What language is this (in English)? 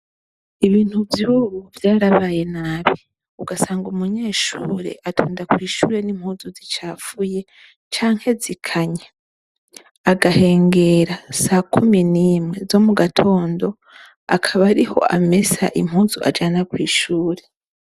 Rundi